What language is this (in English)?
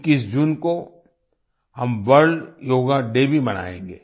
Hindi